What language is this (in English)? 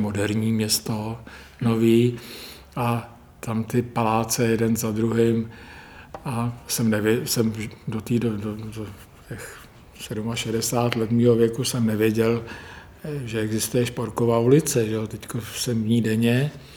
Czech